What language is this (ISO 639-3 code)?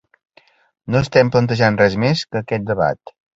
cat